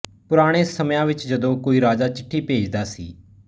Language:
Punjabi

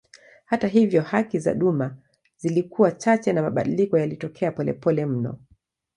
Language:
Swahili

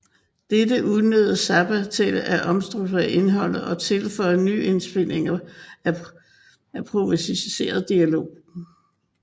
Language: Danish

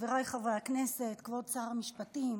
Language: Hebrew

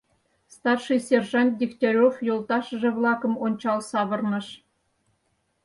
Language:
Mari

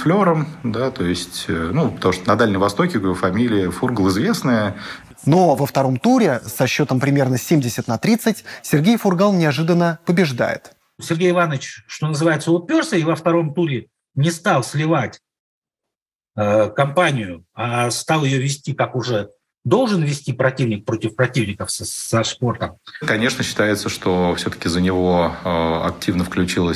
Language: Russian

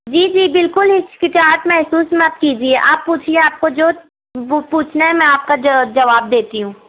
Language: Urdu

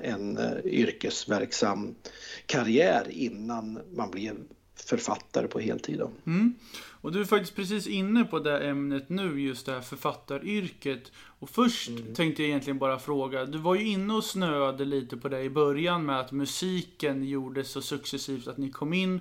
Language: Swedish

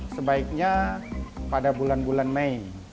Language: Indonesian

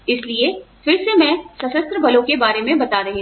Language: Hindi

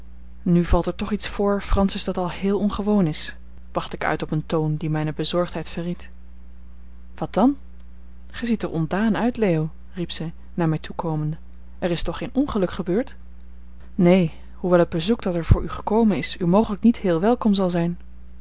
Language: Dutch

